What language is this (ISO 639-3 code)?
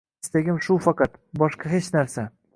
uzb